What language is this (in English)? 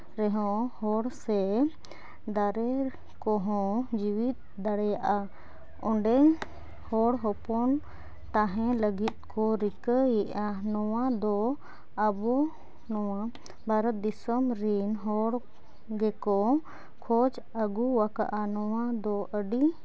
Santali